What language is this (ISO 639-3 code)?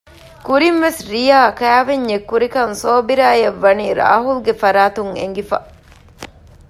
div